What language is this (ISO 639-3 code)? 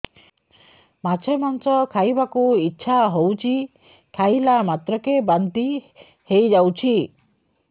ori